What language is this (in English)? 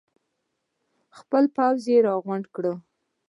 Pashto